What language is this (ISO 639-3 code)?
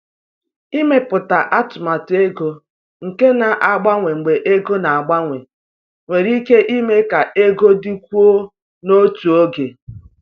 ibo